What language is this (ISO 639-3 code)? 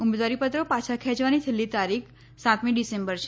guj